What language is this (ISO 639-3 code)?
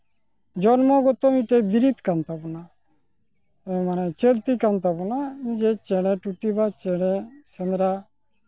sat